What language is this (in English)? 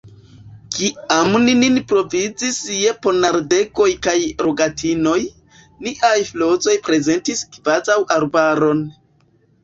Esperanto